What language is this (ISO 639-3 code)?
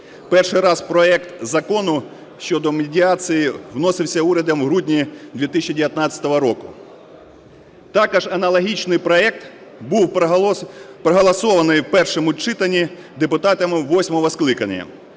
ukr